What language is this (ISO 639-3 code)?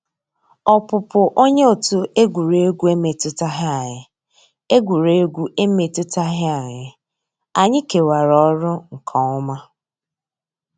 ibo